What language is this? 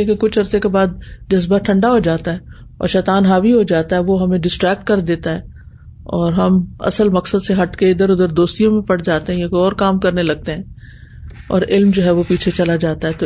Urdu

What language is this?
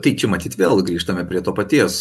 Lithuanian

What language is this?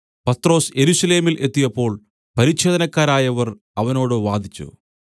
Malayalam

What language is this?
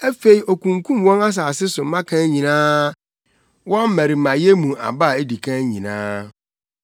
Akan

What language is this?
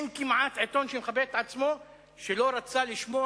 Hebrew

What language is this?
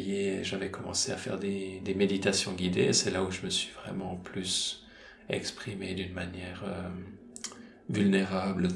French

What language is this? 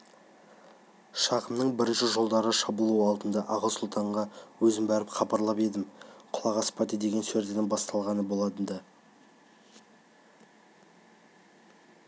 Kazakh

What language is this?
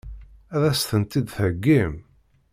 Kabyle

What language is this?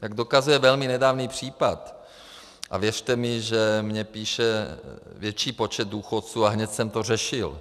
Czech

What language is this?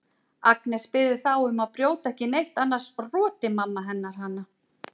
Icelandic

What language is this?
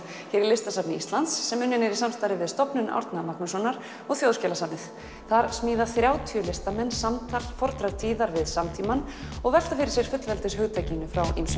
Icelandic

